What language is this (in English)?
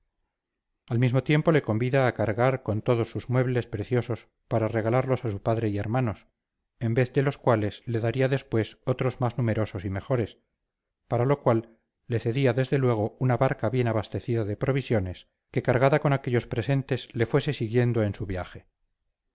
Spanish